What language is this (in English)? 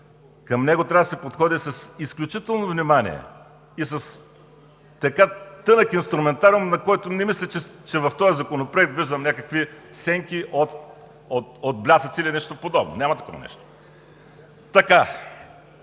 Bulgarian